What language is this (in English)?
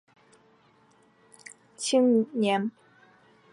Chinese